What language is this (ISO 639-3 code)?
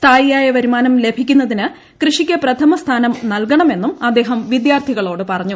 mal